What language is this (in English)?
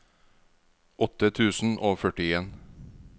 Norwegian